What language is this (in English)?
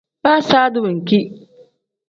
Tem